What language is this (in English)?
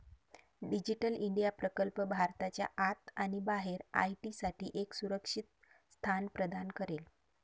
Marathi